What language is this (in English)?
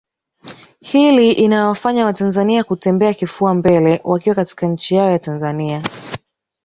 Swahili